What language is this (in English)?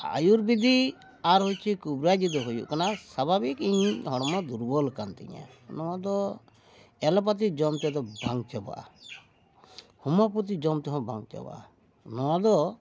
Santali